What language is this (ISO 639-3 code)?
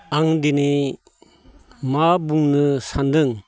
brx